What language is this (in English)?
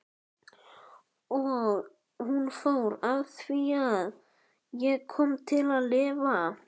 Icelandic